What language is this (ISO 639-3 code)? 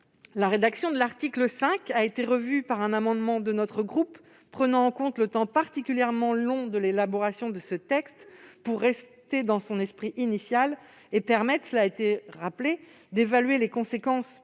fra